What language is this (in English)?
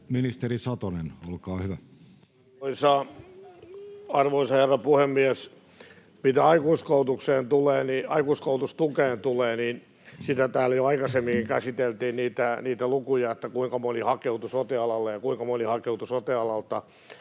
Finnish